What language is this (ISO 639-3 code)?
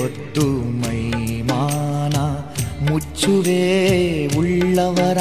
kan